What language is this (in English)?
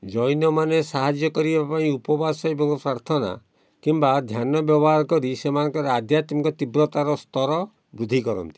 Odia